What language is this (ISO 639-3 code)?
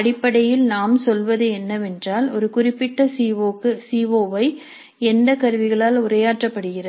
tam